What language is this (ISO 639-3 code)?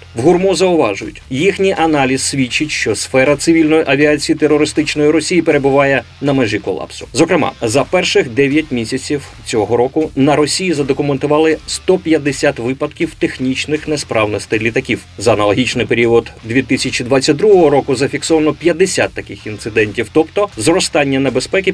ukr